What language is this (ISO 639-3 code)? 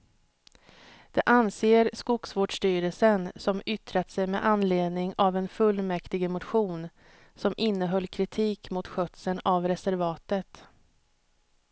swe